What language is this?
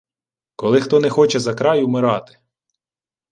Ukrainian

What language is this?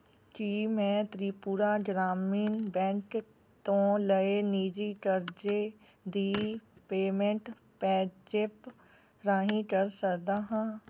Punjabi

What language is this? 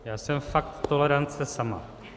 Czech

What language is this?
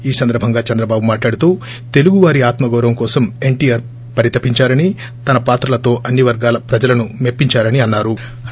Telugu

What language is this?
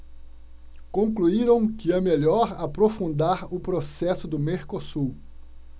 Portuguese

